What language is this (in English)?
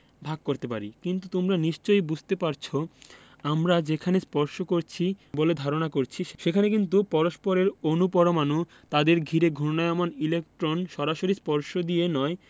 Bangla